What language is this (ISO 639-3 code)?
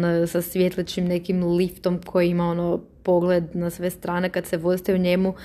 hrv